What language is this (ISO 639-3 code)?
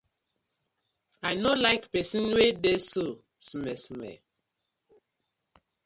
pcm